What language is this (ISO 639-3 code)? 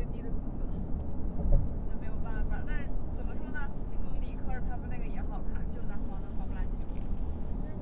zho